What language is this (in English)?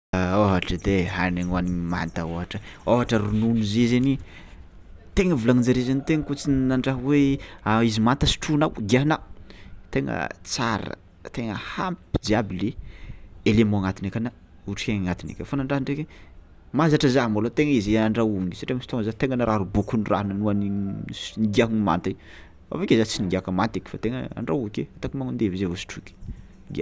Tsimihety Malagasy